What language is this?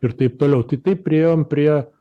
Lithuanian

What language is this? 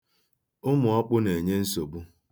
Igbo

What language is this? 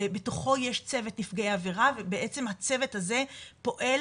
Hebrew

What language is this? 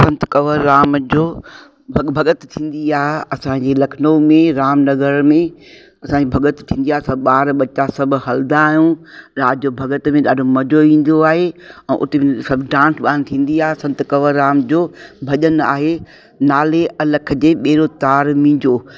Sindhi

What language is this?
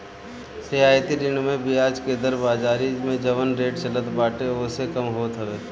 Bhojpuri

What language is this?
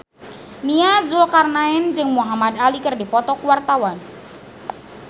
Sundanese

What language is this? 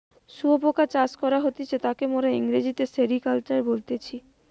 Bangla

